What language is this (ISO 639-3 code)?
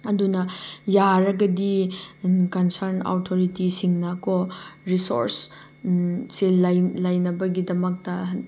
mni